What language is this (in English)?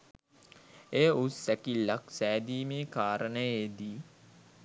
Sinhala